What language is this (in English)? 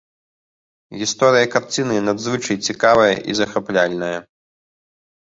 Belarusian